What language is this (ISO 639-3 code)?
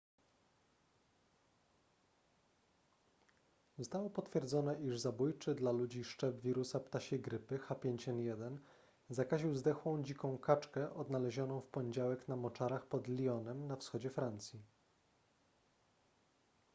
pol